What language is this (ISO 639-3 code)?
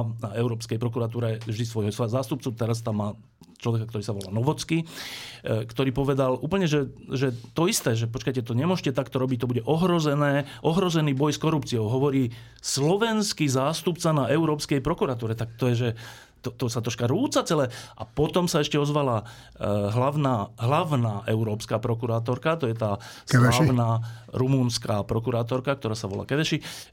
slk